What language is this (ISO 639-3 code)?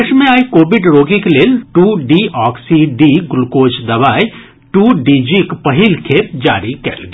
mai